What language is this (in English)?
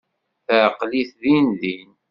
Kabyle